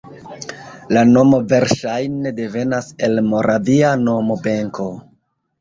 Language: Esperanto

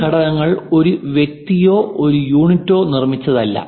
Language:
Malayalam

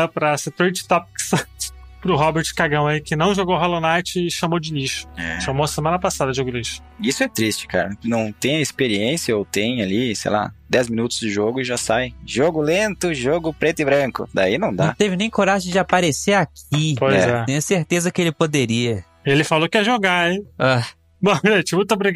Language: Portuguese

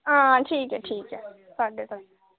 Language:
Dogri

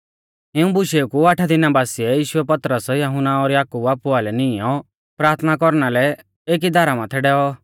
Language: Mahasu Pahari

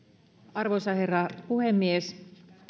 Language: Finnish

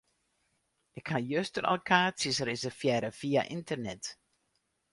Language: Western Frisian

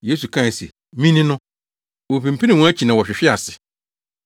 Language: Akan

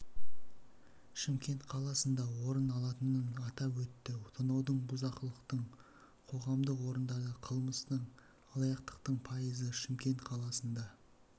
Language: Kazakh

